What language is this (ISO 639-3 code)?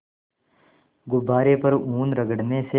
hin